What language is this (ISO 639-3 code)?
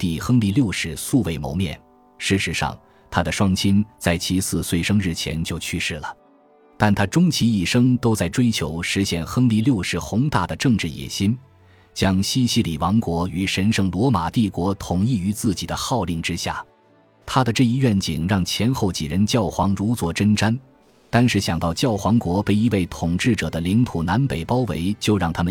zho